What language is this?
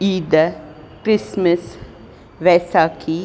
Sindhi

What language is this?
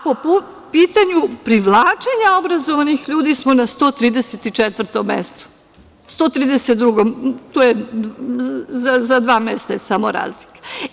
Serbian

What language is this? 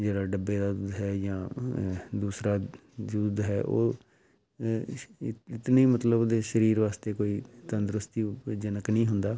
Punjabi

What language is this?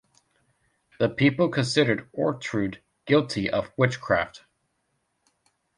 English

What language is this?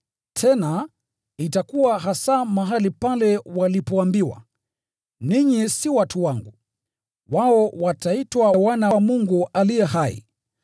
Swahili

